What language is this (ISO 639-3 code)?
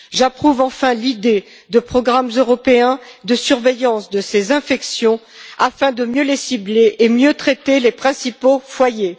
fra